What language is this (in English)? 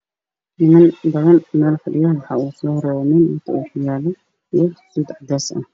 Somali